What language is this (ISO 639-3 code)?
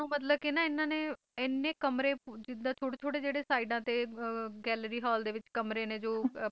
pan